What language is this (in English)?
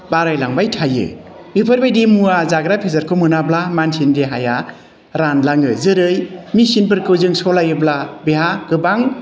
Bodo